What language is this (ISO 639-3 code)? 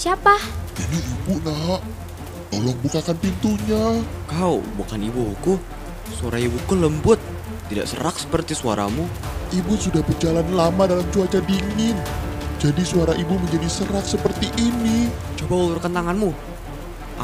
ind